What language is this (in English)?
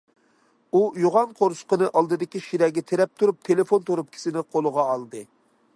Uyghur